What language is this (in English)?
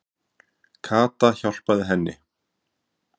Icelandic